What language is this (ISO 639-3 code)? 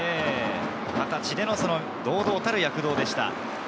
jpn